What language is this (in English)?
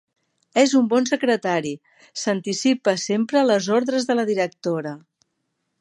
Catalan